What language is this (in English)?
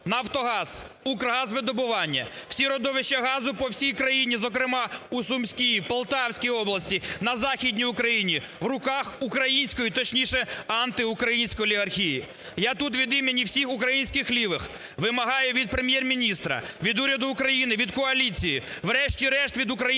Ukrainian